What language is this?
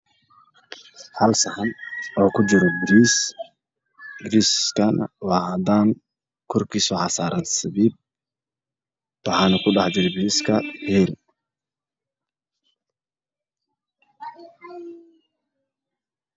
Somali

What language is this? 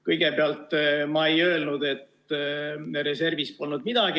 Estonian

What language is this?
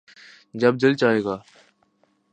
Urdu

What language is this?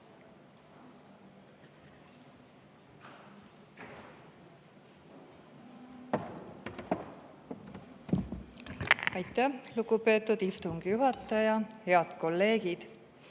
Estonian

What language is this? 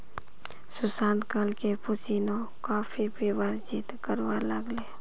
Magahi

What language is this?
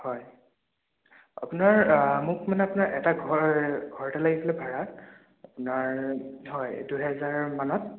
Assamese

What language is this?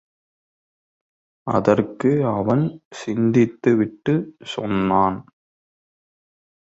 Tamil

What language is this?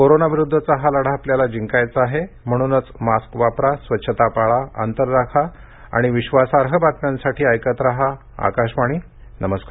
Marathi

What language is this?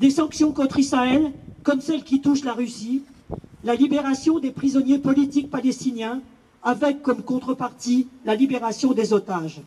French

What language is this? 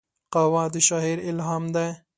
Pashto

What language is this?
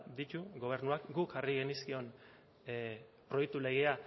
Basque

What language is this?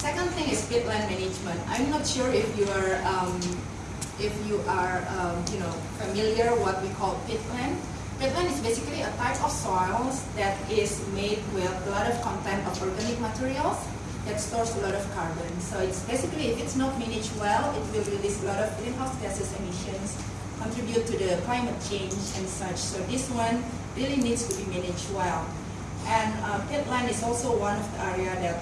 English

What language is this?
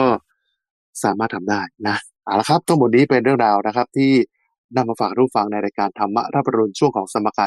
Thai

